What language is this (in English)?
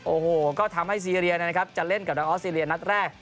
Thai